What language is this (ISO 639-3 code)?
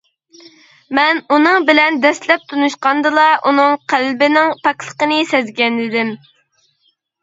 uig